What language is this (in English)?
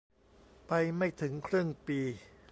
Thai